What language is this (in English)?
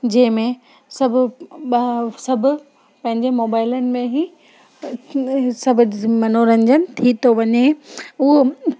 Sindhi